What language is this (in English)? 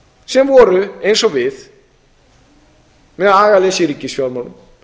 Icelandic